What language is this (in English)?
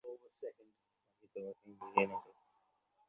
Bangla